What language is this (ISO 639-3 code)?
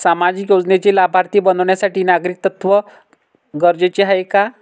mar